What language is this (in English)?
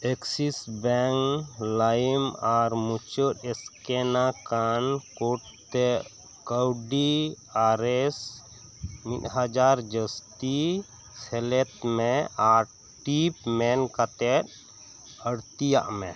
Santali